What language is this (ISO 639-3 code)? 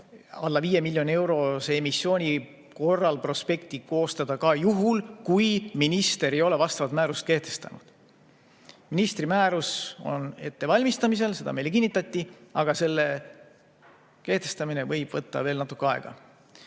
est